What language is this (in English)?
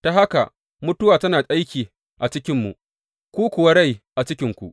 Hausa